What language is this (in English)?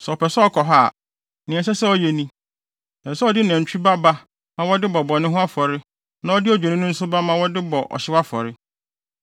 Akan